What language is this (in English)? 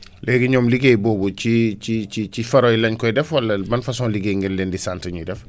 Wolof